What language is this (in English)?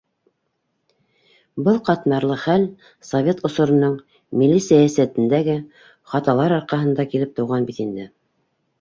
Bashkir